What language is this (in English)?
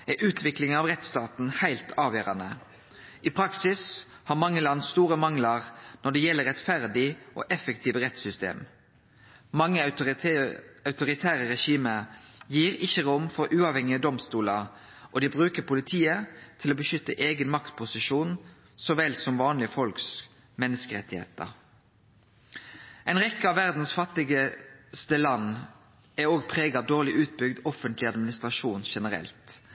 Norwegian Nynorsk